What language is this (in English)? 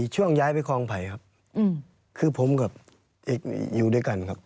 Thai